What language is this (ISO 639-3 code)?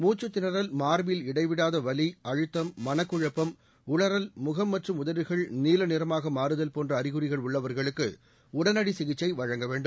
tam